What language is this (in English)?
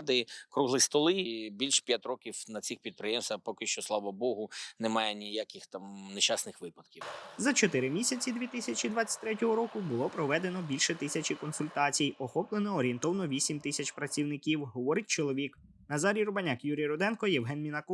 Ukrainian